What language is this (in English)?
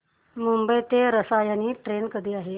Marathi